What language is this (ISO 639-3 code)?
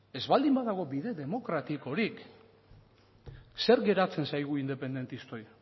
eus